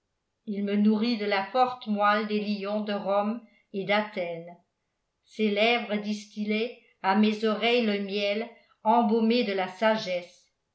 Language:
French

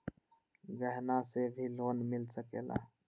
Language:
Magahi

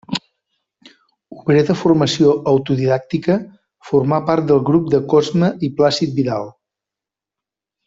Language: Catalan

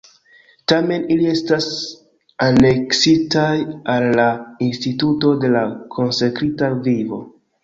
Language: Esperanto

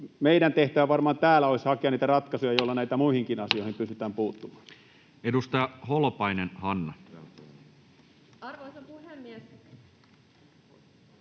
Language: Finnish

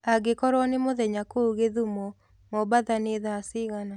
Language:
Kikuyu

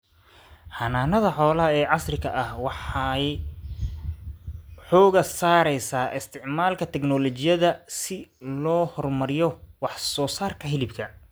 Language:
Somali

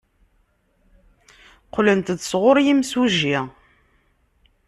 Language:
Kabyle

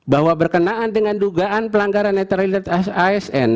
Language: Indonesian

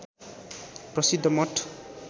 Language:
Nepali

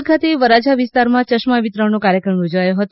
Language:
Gujarati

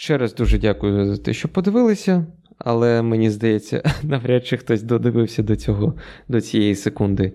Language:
Ukrainian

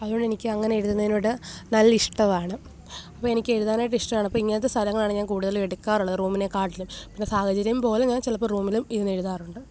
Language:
Malayalam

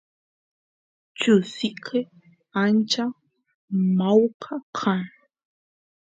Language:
Santiago del Estero Quichua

